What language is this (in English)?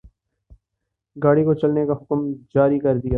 Urdu